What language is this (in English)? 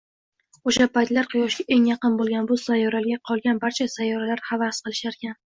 Uzbek